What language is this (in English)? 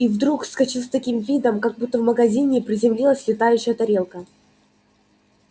Russian